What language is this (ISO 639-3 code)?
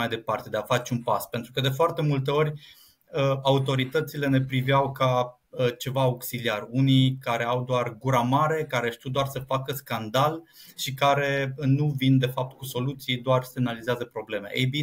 ron